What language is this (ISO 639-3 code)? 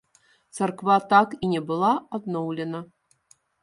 bel